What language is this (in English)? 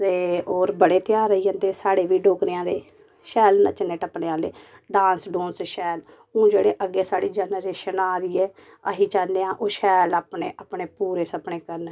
Dogri